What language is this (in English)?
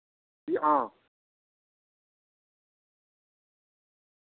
Dogri